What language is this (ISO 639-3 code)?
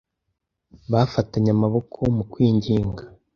kin